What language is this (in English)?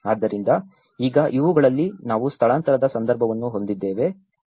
Kannada